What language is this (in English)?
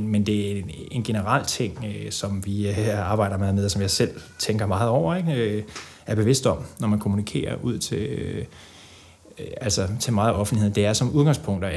Danish